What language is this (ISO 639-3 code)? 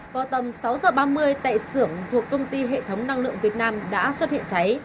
vie